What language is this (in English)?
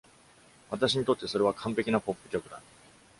Japanese